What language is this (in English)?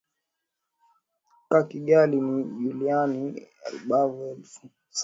Swahili